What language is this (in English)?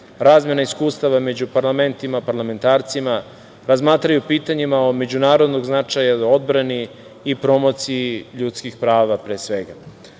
Serbian